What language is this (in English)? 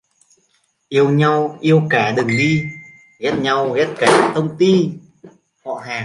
Vietnamese